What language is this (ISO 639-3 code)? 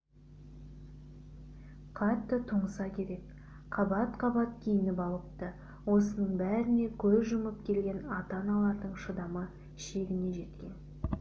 kaz